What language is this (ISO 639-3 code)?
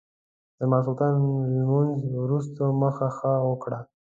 pus